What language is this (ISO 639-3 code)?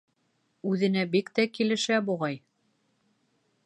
bak